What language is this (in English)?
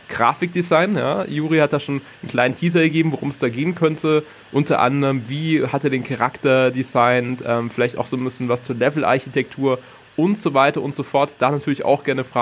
German